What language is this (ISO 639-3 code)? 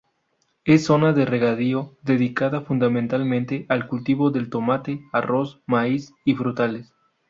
spa